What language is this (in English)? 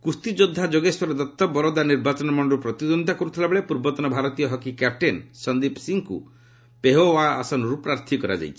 Odia